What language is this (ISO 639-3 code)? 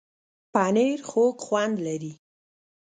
pus